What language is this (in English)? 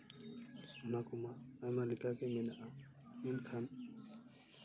Santali